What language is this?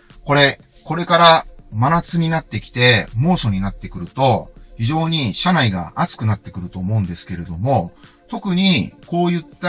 Japanese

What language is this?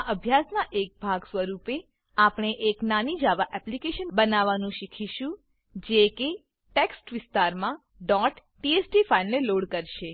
Gujarati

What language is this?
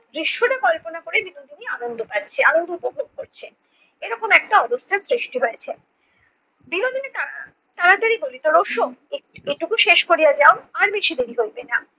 Bangla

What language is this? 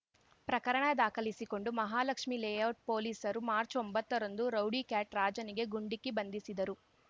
Kannada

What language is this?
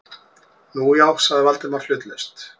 Icelandic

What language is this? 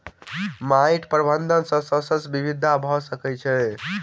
Maithili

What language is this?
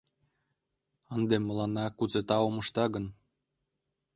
Mari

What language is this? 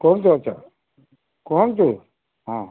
Odia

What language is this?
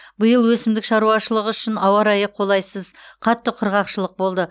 Kazakh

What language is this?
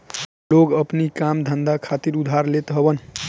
Bhojpuri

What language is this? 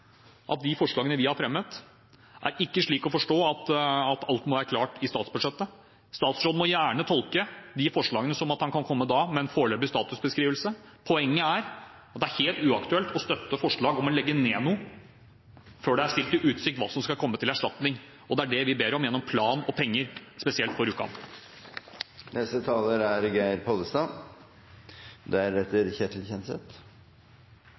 Norwegian Bokmål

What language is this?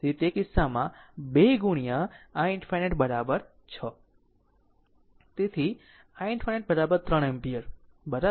Gujarati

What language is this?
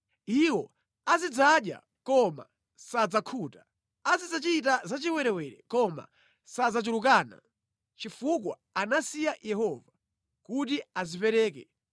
Nyanja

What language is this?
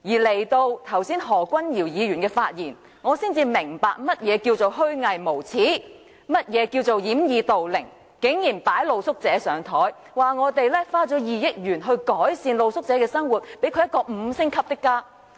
Cantonese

